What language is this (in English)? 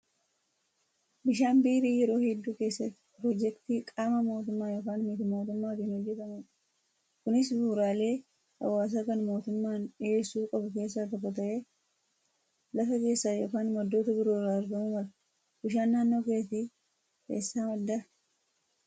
Oromo